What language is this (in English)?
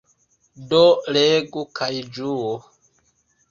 Esperanto